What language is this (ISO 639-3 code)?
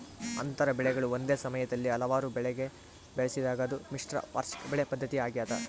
kan